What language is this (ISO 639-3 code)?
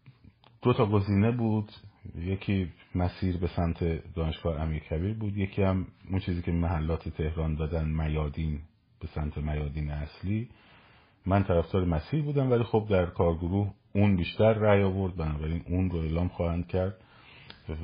fas